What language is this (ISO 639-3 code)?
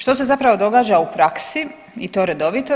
hrv